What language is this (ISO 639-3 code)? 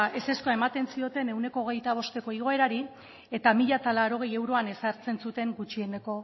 eus